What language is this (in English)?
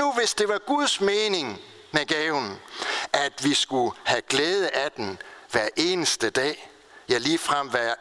Danish